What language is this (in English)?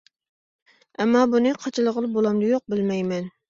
Uyghur